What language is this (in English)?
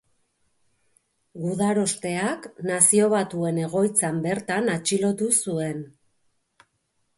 Basque